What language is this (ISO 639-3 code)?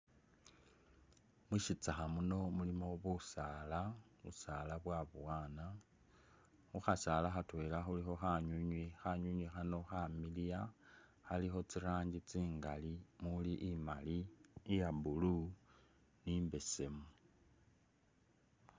myx